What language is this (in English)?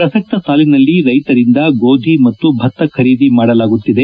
Kannada